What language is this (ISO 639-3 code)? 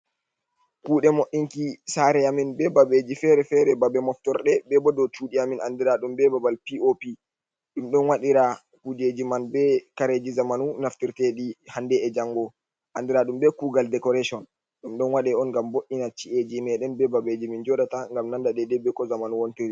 ful